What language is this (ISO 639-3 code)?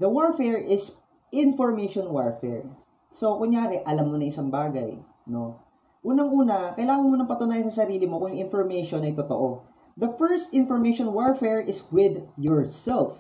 fil